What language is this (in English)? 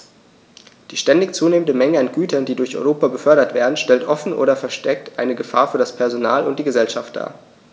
German